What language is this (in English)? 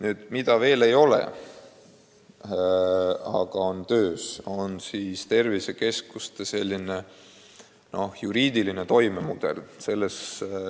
Estonian